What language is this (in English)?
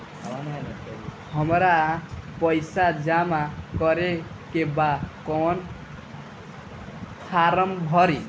Bhojpuri